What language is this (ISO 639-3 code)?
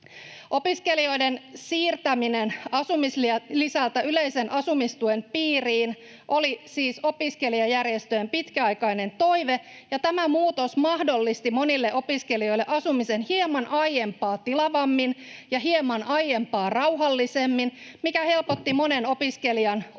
fin